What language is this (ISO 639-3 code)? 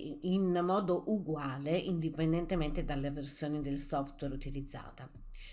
ita